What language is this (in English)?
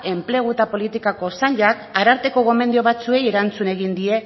Basque